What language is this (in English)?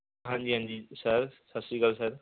Punjabi